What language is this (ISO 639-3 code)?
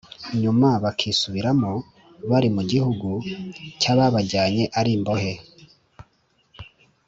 kin